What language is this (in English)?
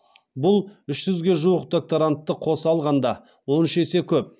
Kazakh